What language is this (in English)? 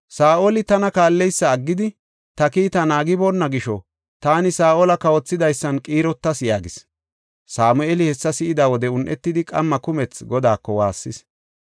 Gofa